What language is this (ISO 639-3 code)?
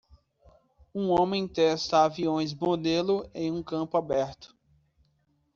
por